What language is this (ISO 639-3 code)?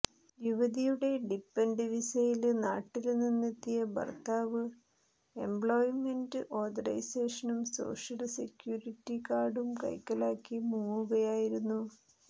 mal